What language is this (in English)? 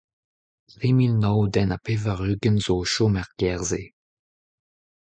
Breton